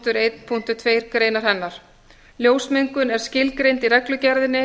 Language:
Icelandic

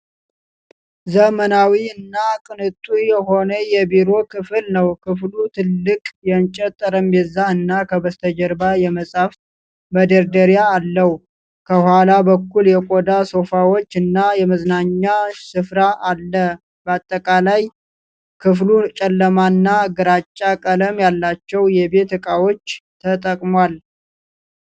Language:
Amharic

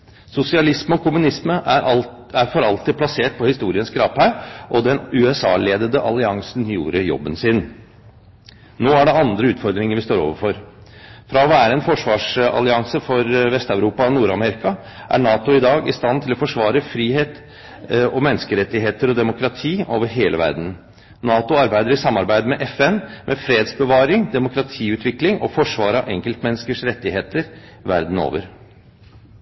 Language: Norwegian Bokmål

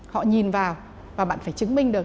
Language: Vietnamese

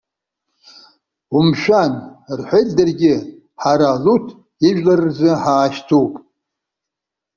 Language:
Abkhazian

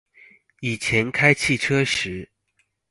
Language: Chinese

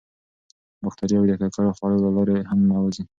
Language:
Pashto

